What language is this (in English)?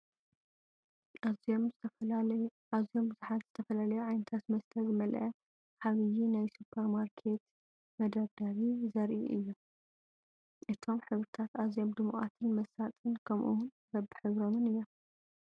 Tigrinya